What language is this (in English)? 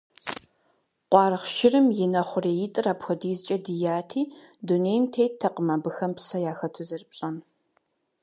Kabardian